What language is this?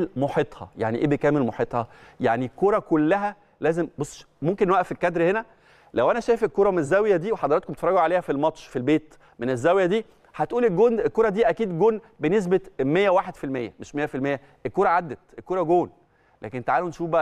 Arabic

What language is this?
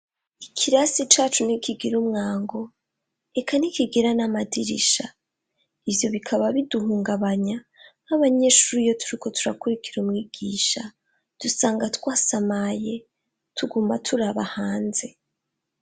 Rundi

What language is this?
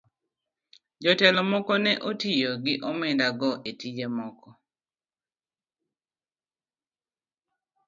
Luo (Kenya and Tanzania)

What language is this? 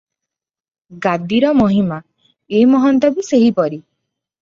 Odia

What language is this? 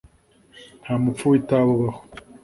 Kinyarwanda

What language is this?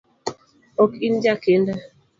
Luo (Kenya and Tanzania)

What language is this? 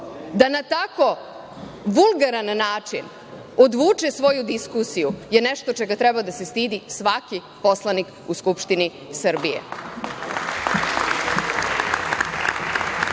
Serbian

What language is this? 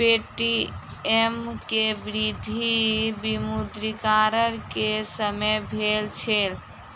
Maithili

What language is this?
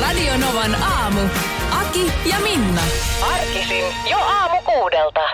Finnish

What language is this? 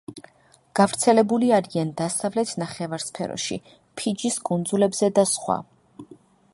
Georgian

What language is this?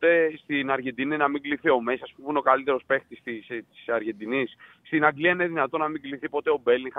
Greek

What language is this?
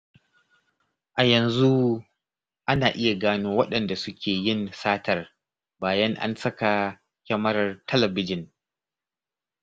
Hausa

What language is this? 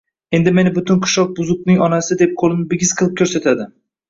Uzbek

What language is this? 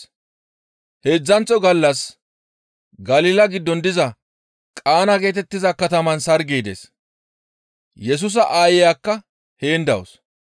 Gamo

